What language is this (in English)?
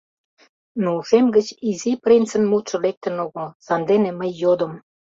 Mari